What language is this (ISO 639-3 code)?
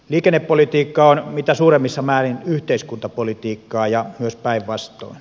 fin